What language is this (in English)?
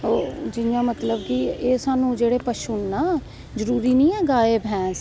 Dogri